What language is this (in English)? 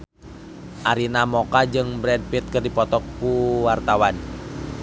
Sundanese